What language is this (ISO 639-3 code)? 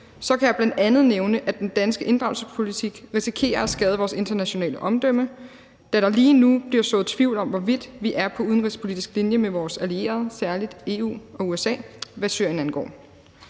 dan